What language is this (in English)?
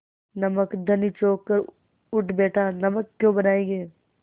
Hindi